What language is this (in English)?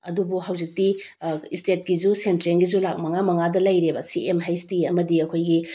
Manipuri